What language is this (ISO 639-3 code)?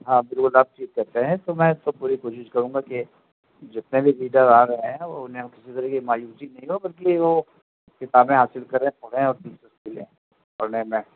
urd